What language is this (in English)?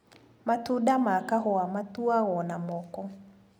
Kikuyu